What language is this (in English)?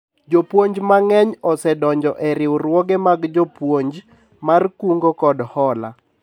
Luo (Kenya and Tanzania)